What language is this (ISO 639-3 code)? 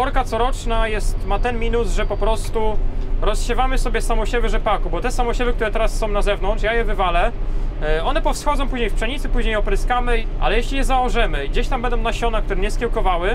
pol